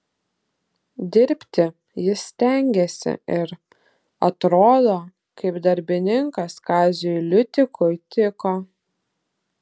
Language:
Lithuanian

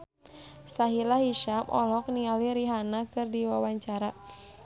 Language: Sundanese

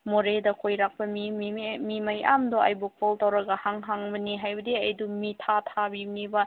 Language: Manipuri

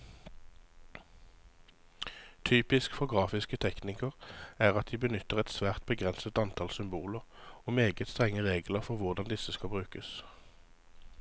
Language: Norwegian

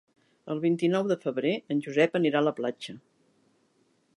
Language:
Catalan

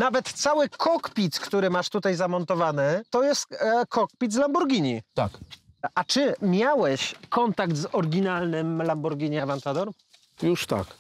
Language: Polish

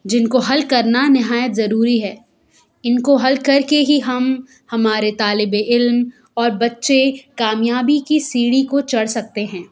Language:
Urdu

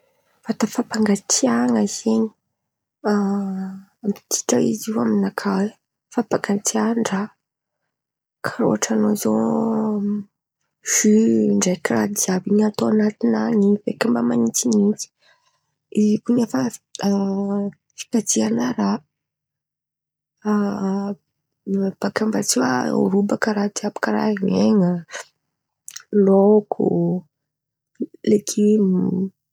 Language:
Antankarana Malagasy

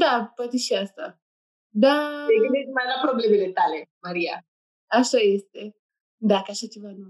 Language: Romanian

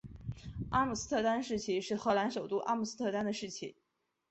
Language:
Chinese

